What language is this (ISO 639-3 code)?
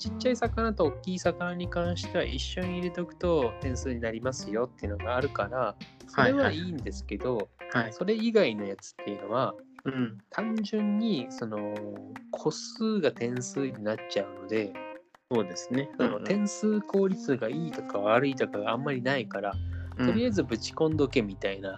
jpn